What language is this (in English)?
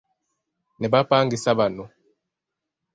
Ganda